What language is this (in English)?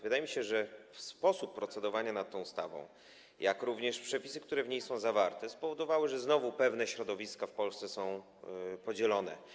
Polish